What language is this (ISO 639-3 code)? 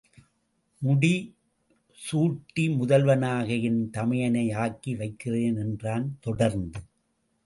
tam